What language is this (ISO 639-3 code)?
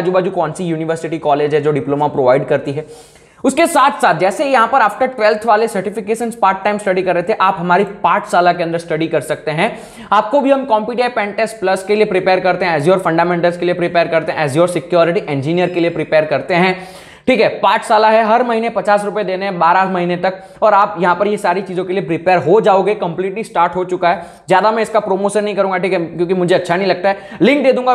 hin